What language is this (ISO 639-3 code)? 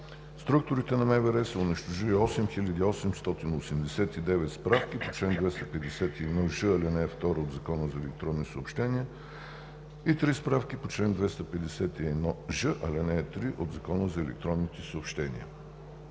bul